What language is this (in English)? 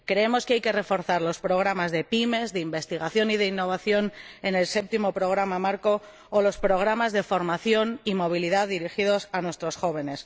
Spanish